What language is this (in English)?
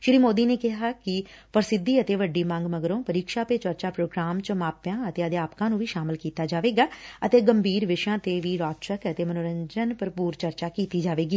Punjabi